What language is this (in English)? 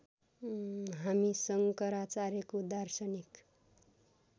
Nepali